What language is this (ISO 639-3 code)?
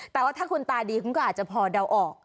tha